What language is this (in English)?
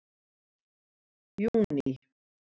Icelandic